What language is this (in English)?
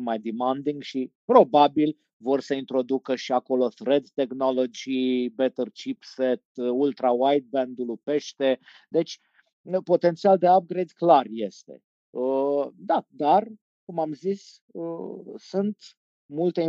Romanian